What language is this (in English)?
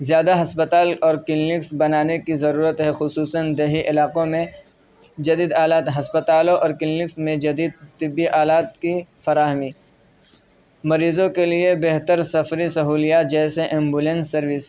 Urdu